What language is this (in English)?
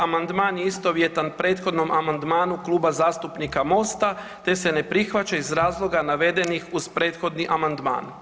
Croatian